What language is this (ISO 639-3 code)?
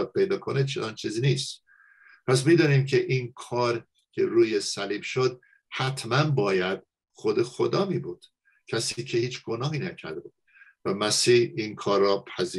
fas